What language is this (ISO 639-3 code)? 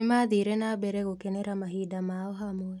kik